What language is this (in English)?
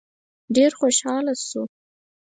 Pashto